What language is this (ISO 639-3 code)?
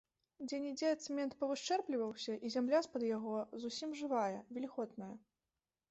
bel